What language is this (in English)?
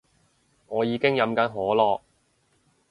Cantonese